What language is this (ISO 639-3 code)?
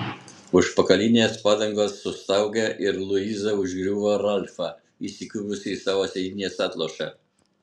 lit